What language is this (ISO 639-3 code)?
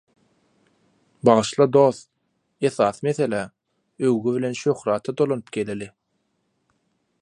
tuk